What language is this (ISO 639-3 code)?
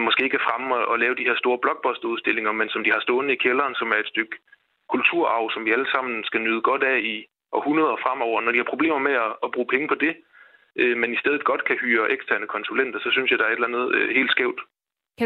dan